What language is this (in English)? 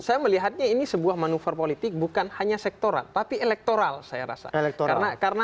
Indonesian